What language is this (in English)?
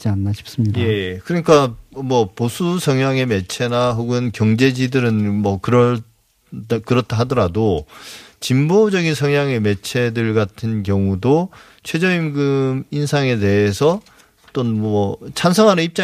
Korean